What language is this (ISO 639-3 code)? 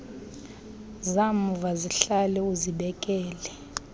xho